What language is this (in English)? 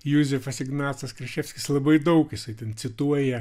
Lithuanian